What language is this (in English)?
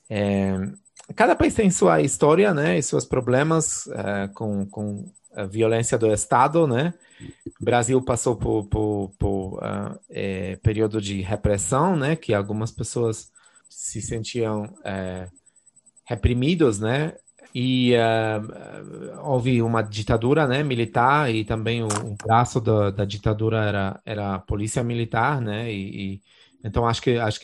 Portuguese